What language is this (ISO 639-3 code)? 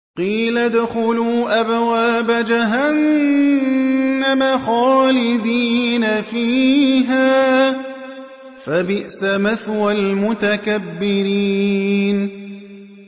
ara